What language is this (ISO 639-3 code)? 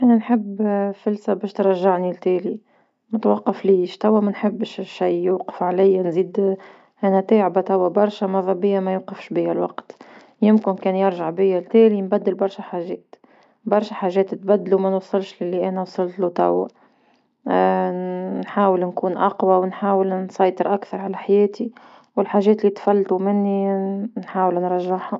aeb